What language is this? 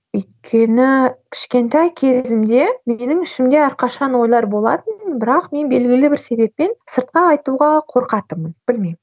Kazakh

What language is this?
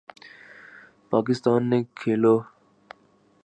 Urdu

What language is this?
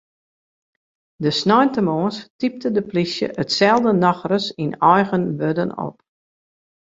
Western Frisian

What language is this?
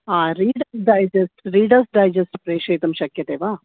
Sanskrit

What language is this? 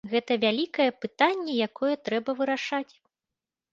Belarusian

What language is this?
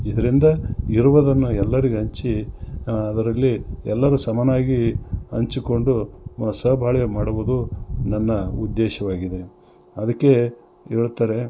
Kannada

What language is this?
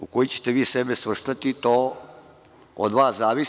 Serbian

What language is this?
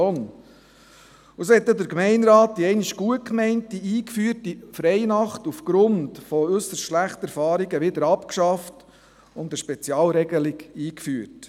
Swiss German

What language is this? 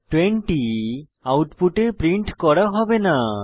Bangla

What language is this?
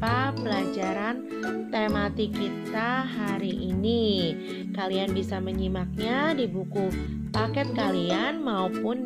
Indonesian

